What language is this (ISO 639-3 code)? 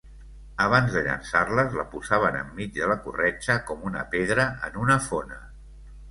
cat